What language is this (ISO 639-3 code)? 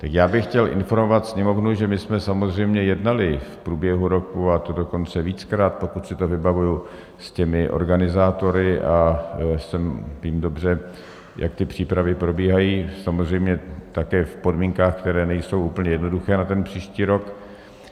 ces